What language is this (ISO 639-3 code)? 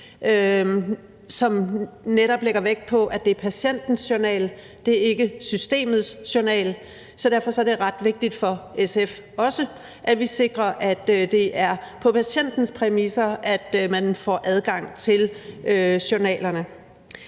dan